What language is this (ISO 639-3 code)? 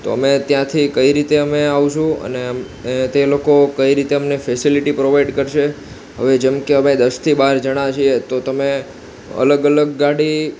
guj